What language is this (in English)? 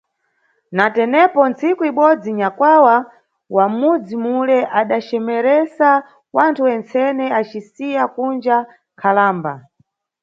Nyungwe